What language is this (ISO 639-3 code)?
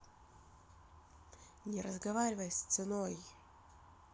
rus